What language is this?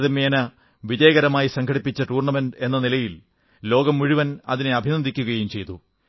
Malayalam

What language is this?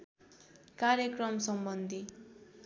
Nepali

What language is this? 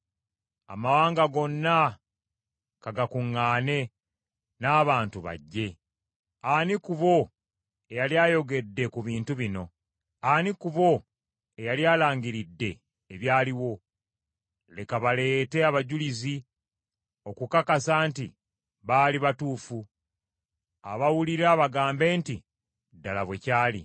Ganda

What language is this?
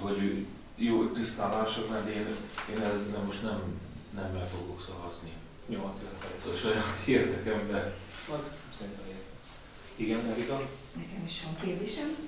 Hungarian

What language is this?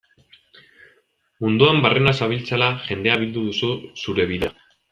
Basque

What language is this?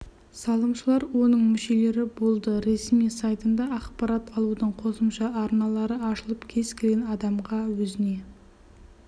Kazakh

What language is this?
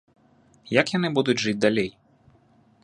Belarusian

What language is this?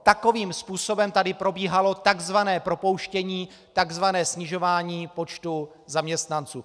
Czech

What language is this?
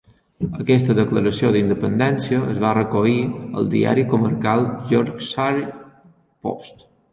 Catalan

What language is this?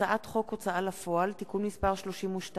Hebrew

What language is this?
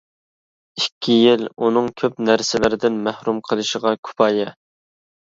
Uyghur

